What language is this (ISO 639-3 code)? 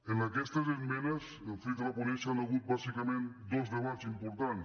cat